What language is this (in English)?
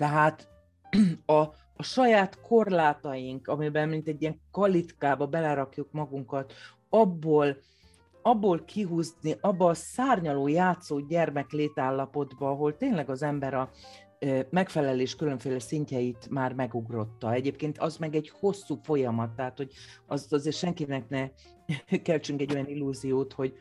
Hungarian